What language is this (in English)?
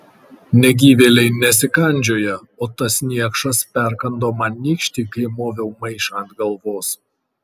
Lithuanian